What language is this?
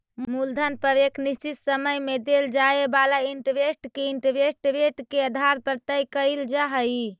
Magahi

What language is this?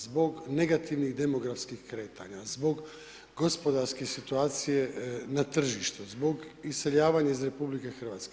Croatian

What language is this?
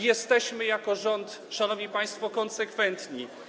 Polish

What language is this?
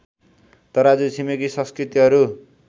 Nepali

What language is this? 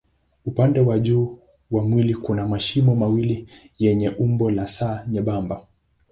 Swahili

